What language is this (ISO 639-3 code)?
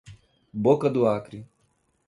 por